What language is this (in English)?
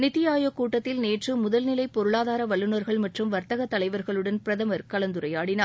Tamil